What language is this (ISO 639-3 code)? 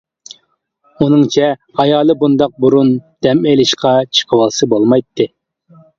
uig